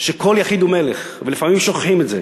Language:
Hebrew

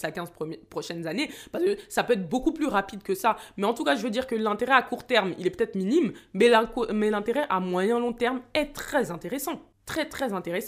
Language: French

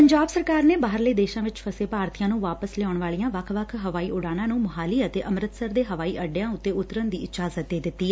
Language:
Punjabi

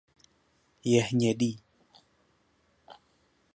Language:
Czech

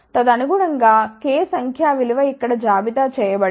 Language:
Telugu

